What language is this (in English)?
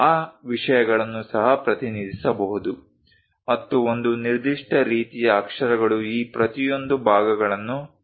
Kannada